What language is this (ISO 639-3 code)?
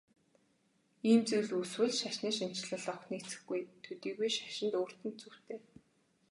mon